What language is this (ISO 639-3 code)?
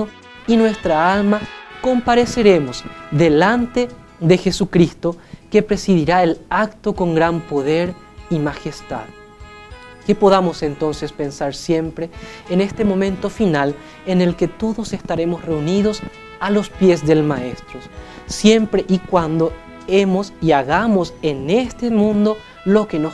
spa